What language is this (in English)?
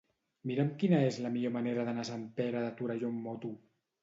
Catalan